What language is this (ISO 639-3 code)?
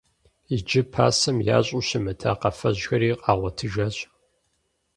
kbd